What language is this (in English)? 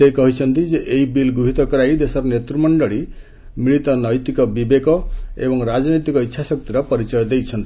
Odia